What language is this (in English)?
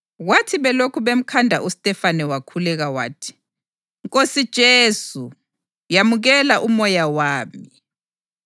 North Ndebele